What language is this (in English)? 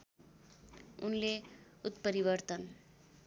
Nepali